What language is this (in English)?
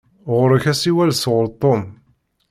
Kabyle